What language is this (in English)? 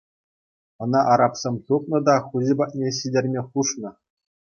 Chuvash